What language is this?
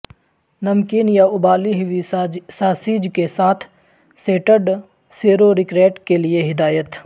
Urdu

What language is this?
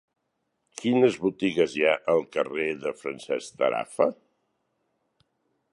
Catalan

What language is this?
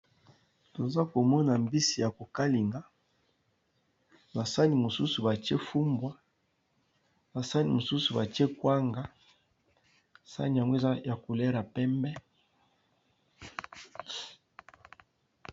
Lingala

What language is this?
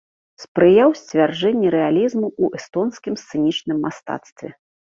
Belarusian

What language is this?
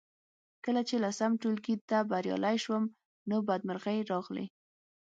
Pashto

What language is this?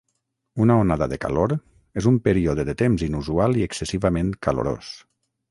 Catalan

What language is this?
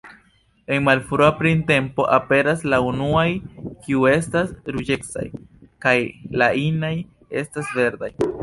Esperanto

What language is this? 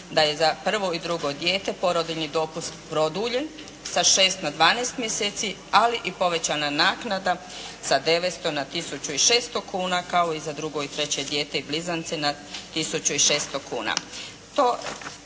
Croatian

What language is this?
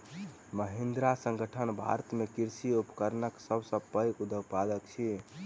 Maithili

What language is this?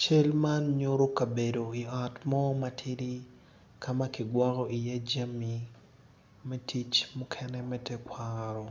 Acoli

